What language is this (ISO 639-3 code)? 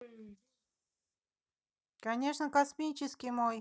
rus